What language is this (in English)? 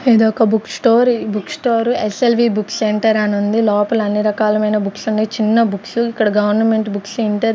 Telugu